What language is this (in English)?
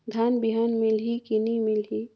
Chhattisgarhi